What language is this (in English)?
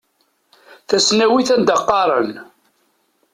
Kabyle